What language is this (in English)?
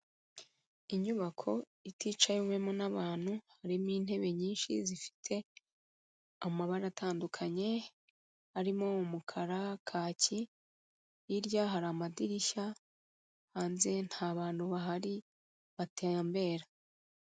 Kinyarwanda